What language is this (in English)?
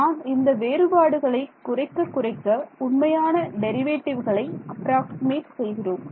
Tamil